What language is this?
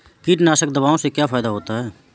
Hindi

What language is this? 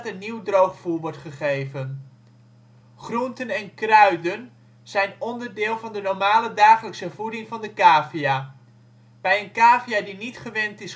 Dutch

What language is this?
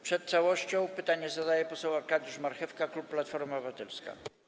Polish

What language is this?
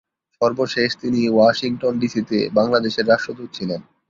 Bangla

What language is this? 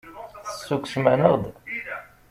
Kabyle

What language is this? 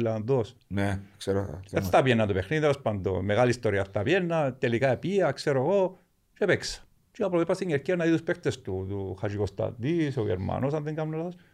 Greek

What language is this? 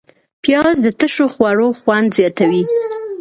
Pashto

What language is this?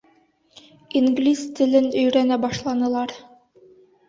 Bashkir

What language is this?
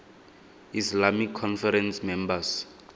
Tswana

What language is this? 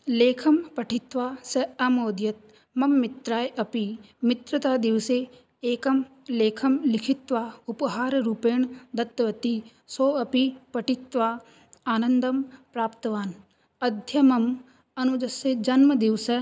Sanskrit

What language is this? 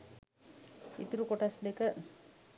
Sinhala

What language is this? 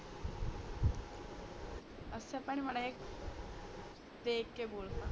Punjabi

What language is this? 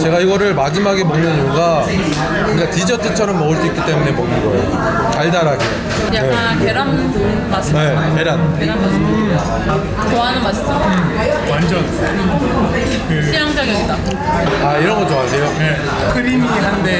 Korean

